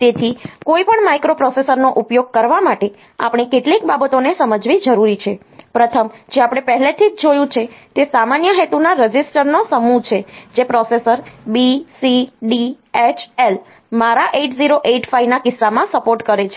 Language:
Gujarati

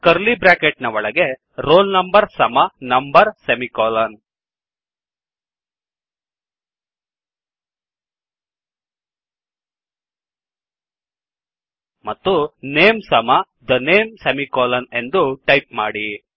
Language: Kannada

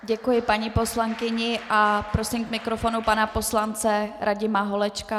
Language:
Czech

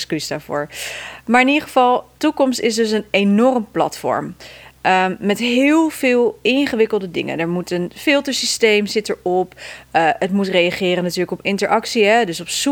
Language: Dutch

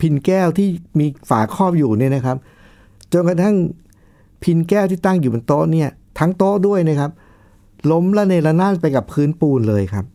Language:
Thai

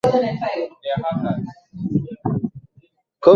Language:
Swahili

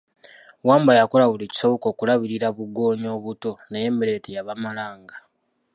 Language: Ganda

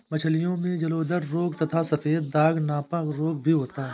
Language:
Hindi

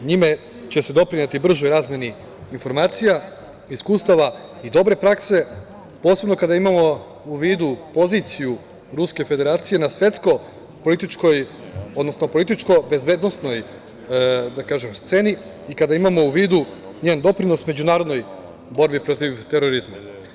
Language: Serbian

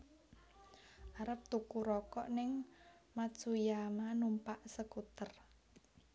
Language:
Javanese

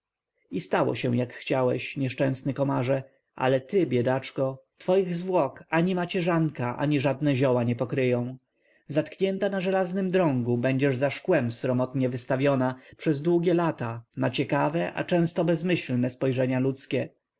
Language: Polish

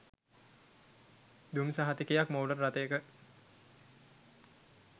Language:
Sinhala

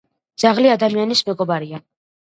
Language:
Georgian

